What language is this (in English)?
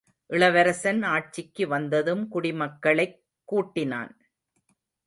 Tamil